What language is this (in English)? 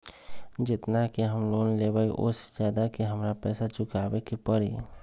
Magahi